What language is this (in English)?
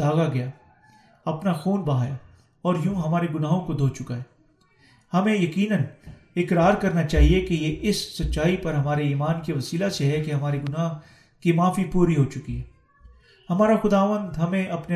Urdu